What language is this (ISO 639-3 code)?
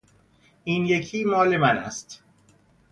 fas